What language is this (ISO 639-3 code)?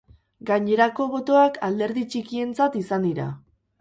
eus